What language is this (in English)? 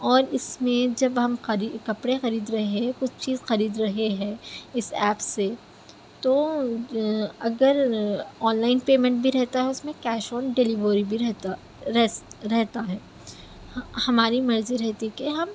Urdu